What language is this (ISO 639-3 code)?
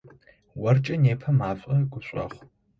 ady